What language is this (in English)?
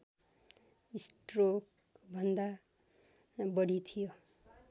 Nepali